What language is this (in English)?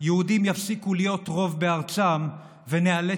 Hebrew